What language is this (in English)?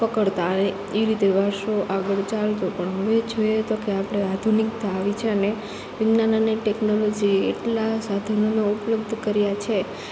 Gujarati